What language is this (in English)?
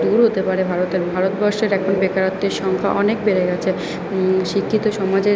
Bangla